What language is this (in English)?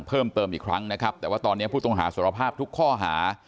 Thai